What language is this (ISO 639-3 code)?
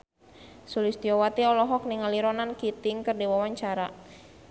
sun